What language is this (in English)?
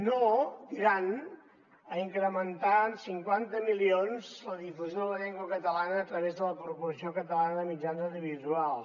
Catalan